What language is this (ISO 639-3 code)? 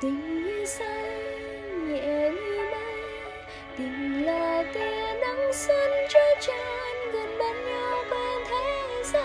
vie